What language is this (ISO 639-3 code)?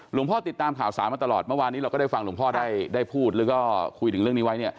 tha